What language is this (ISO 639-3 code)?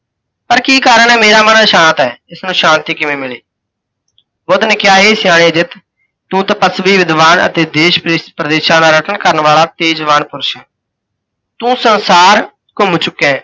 pan